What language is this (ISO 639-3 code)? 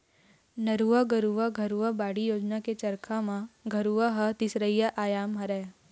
hne